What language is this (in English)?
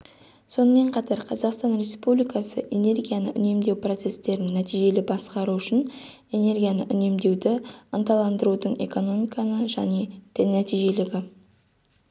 Kazakh